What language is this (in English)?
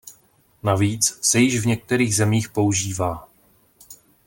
Czech